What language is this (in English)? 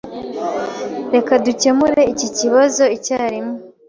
Kinyarwanda